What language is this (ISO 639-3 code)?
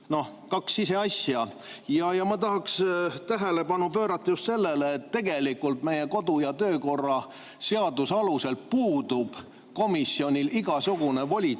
est